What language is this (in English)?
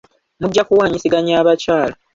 Ganda